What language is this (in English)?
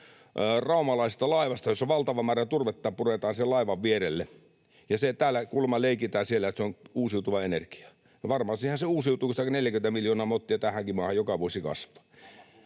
Finnish